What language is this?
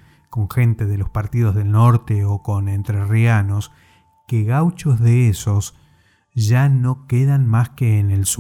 Spanish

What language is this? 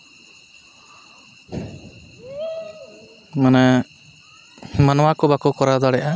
Santali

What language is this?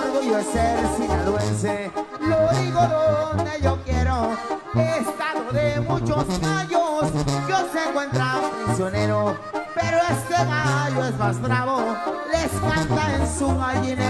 Spanish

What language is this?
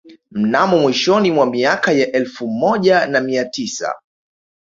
Swahili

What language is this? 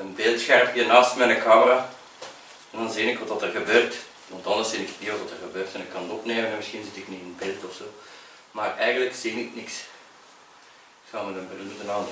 Dutch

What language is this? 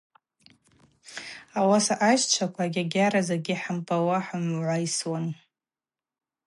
Abaza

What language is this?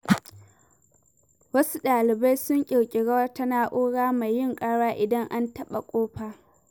Hausa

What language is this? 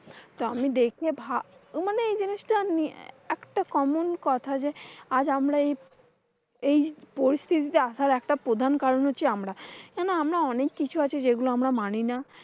Bangla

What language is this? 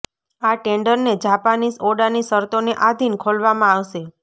Gujarati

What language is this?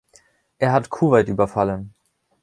German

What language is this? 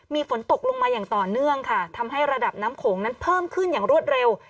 Thai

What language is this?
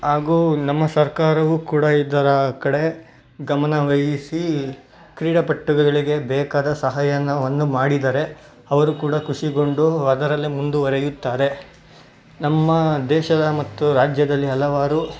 Kannada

